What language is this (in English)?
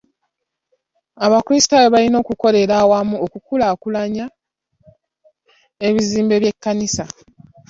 Ganda